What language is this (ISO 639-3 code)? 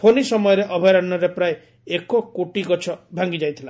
ori